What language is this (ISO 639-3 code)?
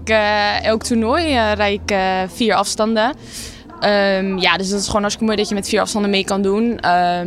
nld